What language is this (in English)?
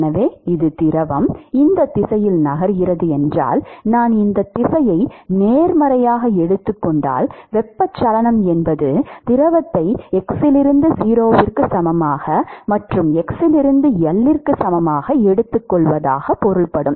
Tamil